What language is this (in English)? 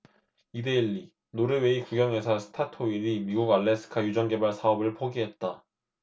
Korean